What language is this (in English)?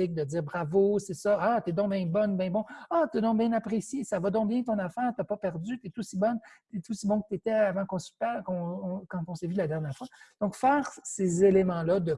French